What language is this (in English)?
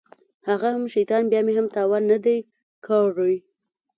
Pashto